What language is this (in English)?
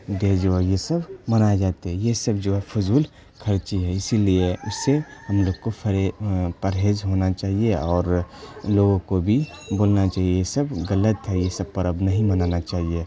Urdu